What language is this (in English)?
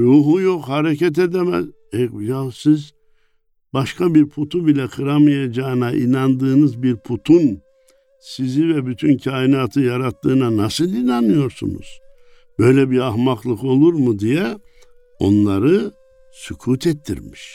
Turkish